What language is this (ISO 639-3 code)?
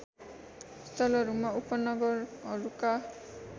nep